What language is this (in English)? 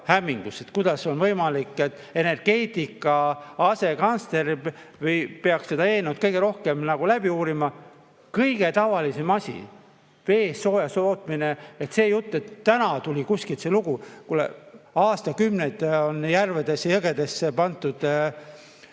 Estonian